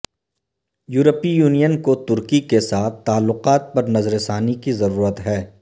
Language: Urdu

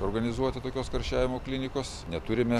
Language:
Lithuanian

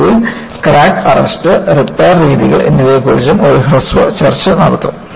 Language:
Malayalam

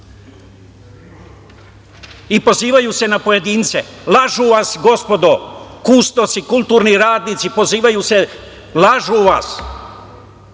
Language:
Serbian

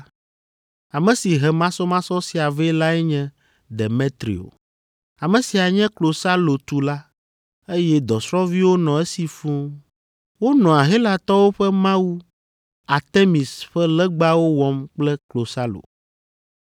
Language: Ewe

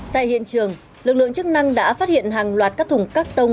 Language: Vietnamese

